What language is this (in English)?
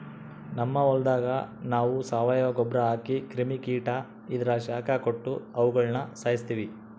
Kannada